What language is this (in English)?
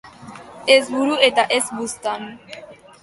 Basque